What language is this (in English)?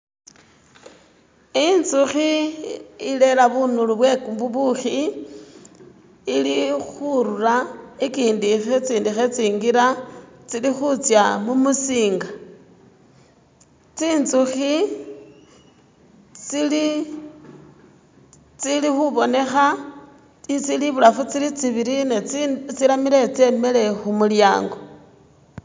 Masaaba